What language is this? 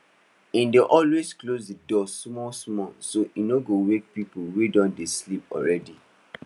Nigerian Pidgin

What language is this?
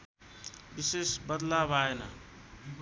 Nepali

